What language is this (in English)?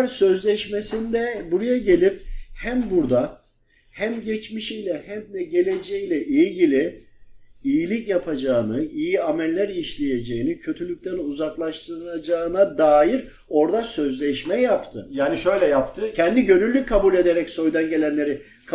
Turkish